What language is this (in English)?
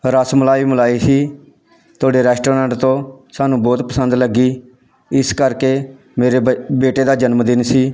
Punjabi